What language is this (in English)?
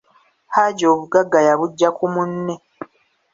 Ganda